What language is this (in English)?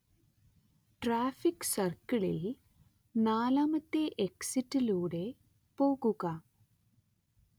Malayalam